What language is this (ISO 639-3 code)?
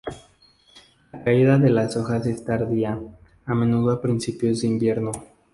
spa